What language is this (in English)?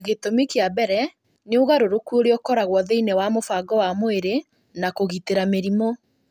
Kikuyu